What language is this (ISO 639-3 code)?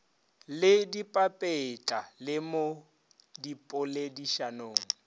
nso